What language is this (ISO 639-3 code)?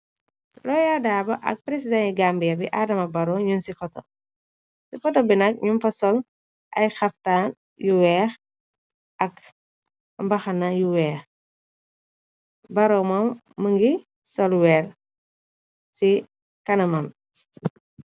wol